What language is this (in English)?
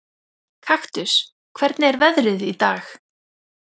Icelandic